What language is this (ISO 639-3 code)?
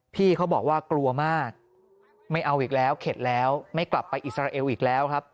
tha